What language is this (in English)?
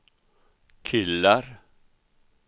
Swedish